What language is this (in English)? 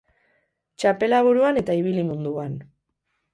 Basque